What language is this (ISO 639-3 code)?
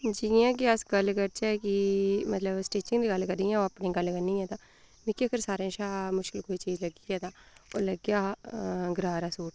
doi